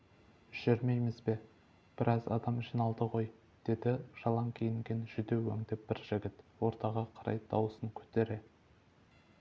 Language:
Kazakh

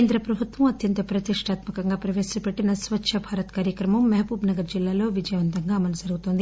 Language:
Telugu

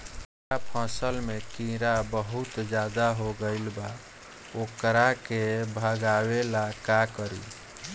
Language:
Bhojpuri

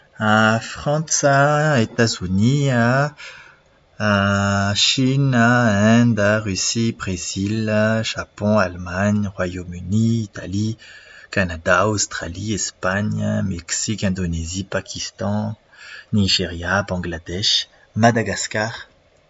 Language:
Malagasy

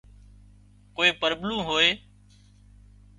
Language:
Wadiyara Koli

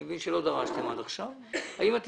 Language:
Hebrew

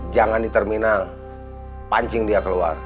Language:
Indonesian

